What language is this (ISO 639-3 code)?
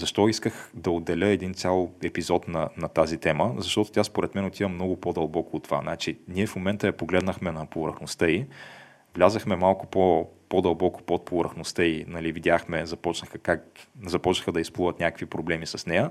bul